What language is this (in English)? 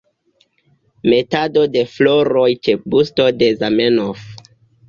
Esperanto